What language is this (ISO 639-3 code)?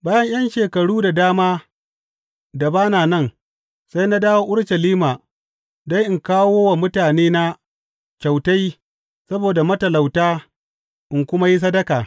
hau